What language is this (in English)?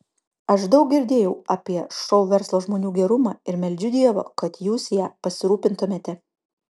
Lithuanian